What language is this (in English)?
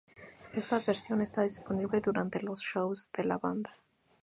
Spanish